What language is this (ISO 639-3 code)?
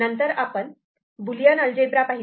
mar